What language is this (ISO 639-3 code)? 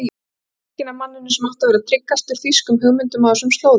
isl